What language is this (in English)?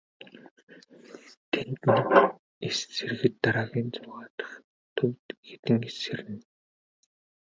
Mongolian